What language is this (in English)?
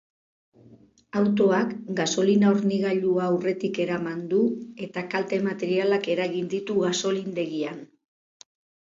Basque